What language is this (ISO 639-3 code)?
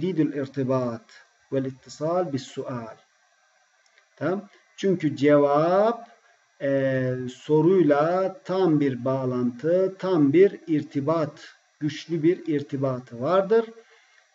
tur